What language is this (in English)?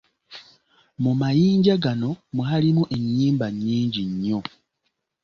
Ganda